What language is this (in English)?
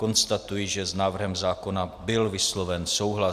Czech